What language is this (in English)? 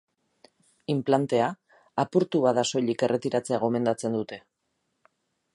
Basque